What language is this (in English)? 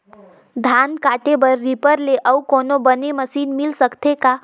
Chhattisgarhi